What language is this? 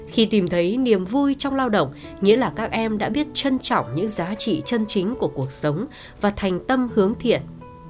Vietnamese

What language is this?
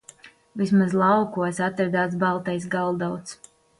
Latvian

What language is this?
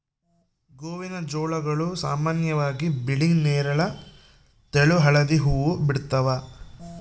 Kannada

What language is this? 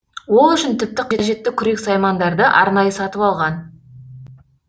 Kazakh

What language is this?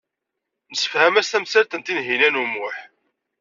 Kabyle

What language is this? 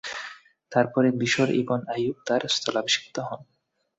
Bangla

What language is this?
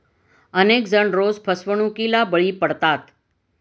Marathi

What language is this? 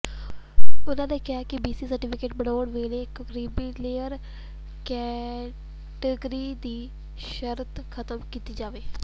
Punjabi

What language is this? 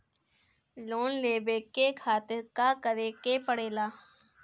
Bhojpuri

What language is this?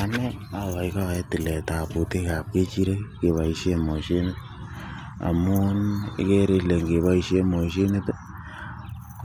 Kalenjin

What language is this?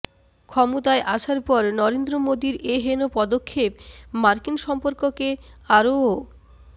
Bangla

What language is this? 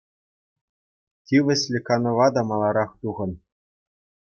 Chuvash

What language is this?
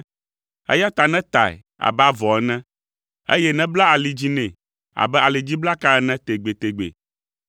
Ewe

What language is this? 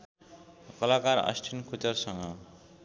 Nepali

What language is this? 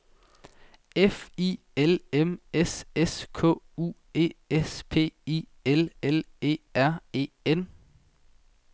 Danish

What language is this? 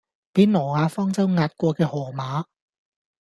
Cantonese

